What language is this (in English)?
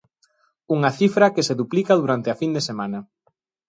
Galician